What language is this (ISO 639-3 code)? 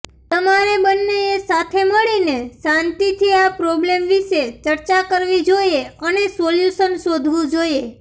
guj